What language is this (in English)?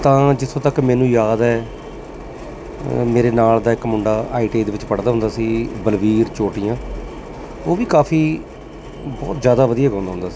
Punjabi